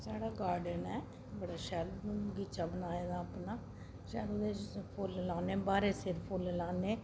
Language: Dogri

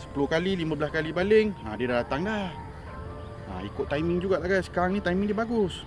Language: Malay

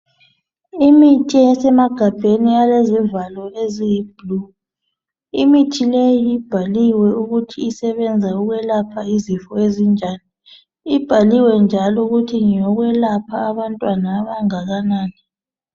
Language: North Ndebele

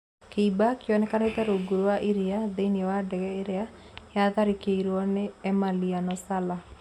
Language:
Kikuyu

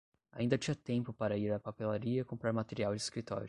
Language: Portuguese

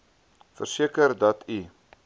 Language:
Afrikaans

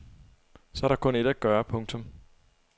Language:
Danish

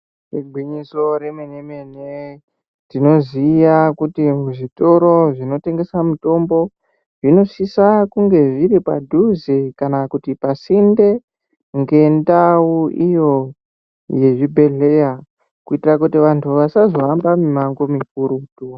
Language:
Ndau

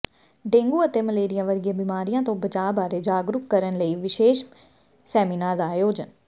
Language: Punjabi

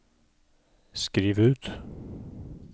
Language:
Norwegian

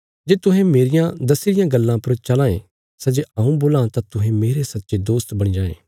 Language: Bilaspuri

